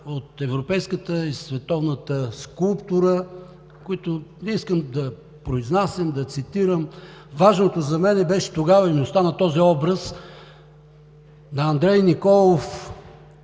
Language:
Bulgarian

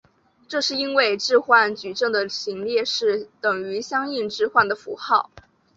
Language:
Chinese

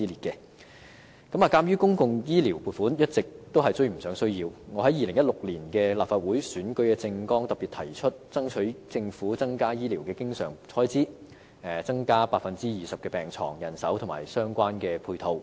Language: Cantonese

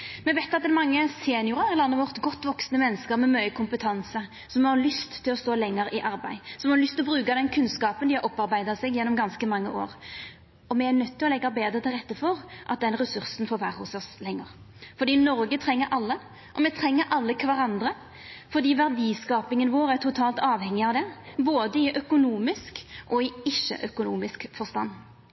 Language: Norwegian Nynorsk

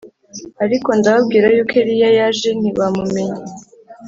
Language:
Kinyarwanda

